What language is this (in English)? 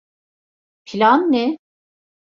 Turkish